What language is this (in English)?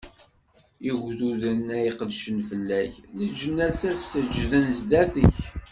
Kabyle